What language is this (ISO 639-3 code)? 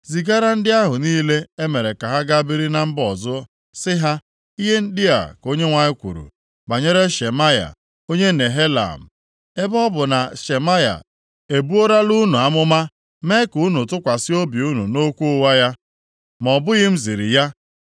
ibo